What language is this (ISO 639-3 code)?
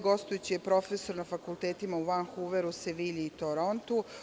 srp